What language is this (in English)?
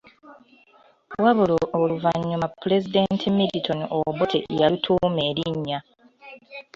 Ganda